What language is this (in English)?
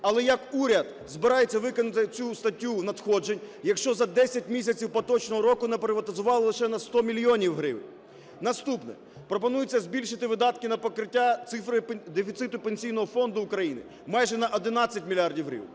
Ukrainian